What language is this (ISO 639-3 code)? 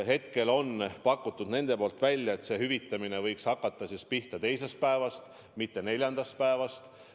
est